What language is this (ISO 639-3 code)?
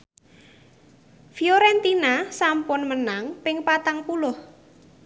jav